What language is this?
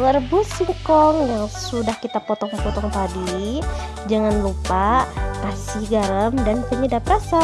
Indonesian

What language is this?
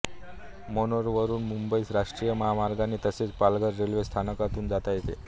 Marathi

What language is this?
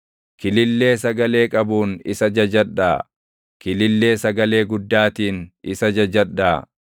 Oromo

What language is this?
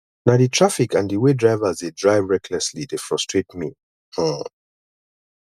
Nigerian Pidgin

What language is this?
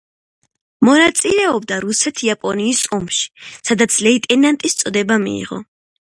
Georgian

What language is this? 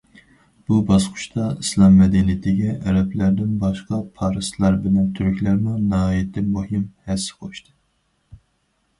Uyghur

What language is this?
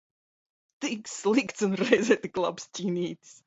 Latvian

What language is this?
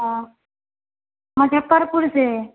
Hindi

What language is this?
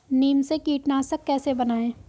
Hindi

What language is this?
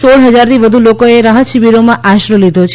Gujarati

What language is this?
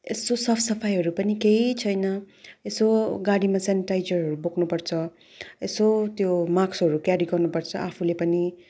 Nepali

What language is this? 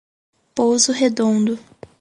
Portuguese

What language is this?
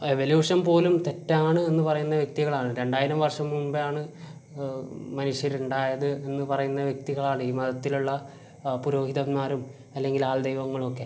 Malayalam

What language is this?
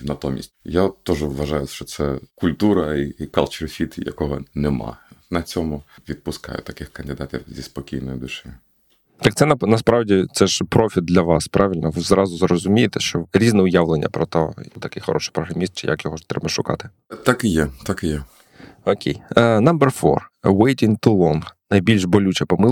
Ukrainian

